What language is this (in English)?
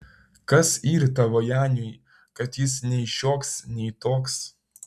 Lithuanian